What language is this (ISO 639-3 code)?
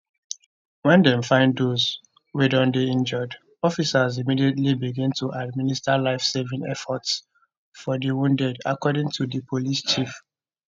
pcm